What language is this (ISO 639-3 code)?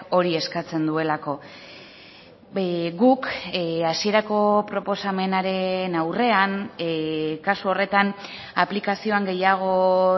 eus